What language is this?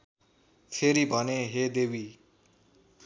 Nepali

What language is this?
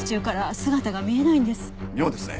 Japanese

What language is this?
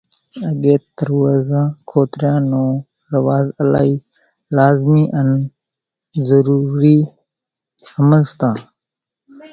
Kachi Koli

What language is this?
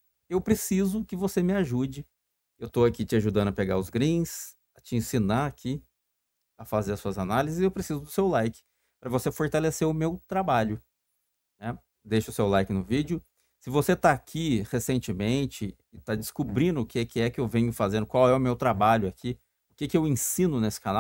Portuguese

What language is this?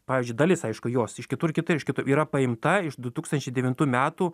Lithuanian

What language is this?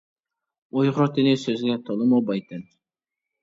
Uyghur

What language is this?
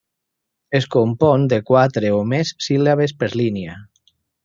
Catalan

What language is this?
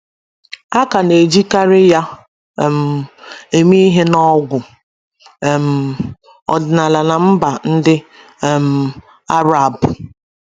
Igbo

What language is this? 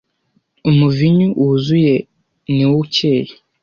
Kinyarwanda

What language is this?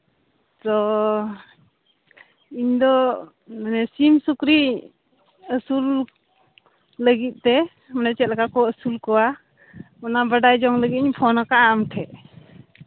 Santali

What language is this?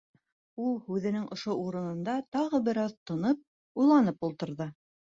Bashkir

